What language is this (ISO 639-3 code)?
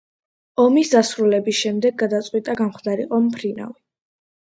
kat